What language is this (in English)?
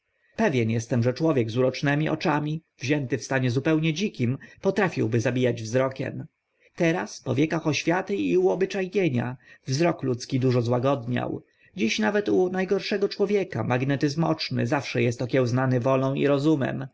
Polish